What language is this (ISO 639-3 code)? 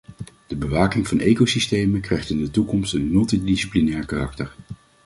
nld